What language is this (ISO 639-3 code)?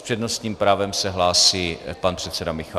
ces